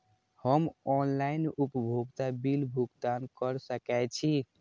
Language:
Maithili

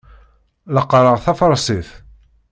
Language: Kabyle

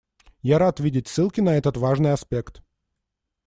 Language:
Russian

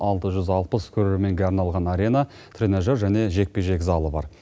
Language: Kazakh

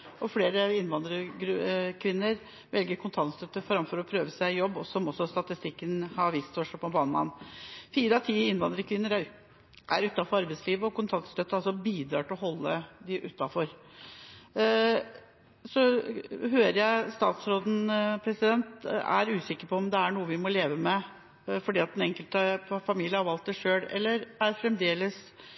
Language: Norwegian Bokmål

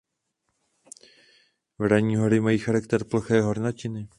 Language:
Czech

